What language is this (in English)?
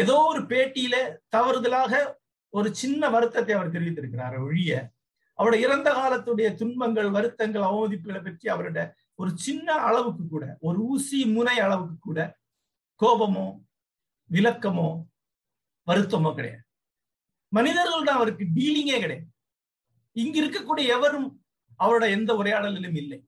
Tamil